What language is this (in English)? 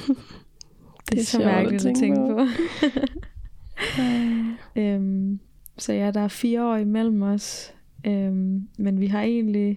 Danish